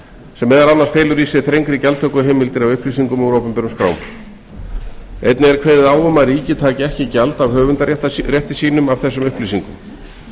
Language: Icelandic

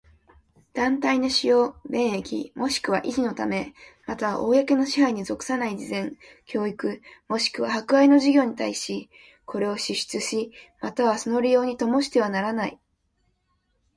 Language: Japanese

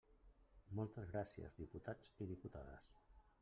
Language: Catalan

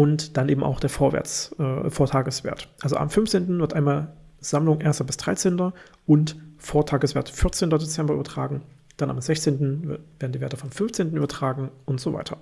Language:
German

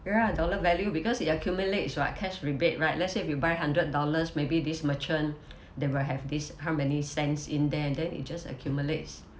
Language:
English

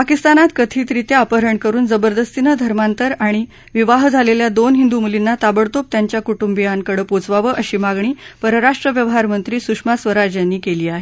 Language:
Marathi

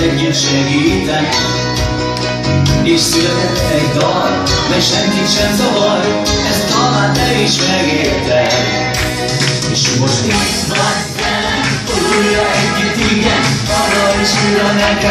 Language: Greek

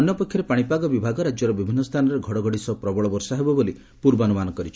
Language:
Odia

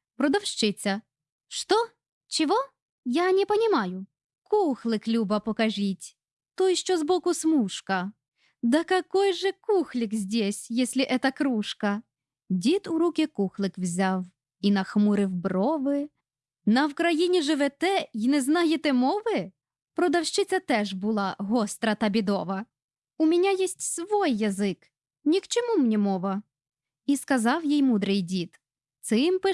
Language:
Ukrainian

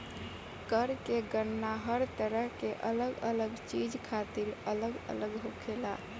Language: Bhojpuri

